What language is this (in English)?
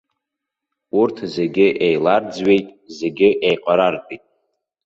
Abkhazian